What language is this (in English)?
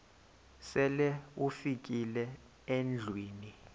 Xhosa